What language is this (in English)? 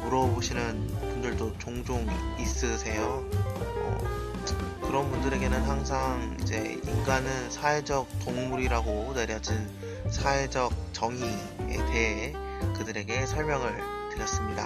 Korean